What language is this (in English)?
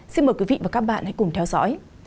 Vietnamese